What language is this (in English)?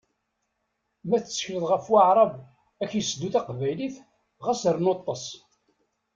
Kabyle